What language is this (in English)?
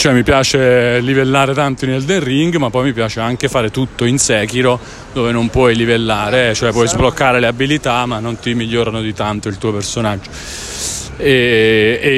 Italian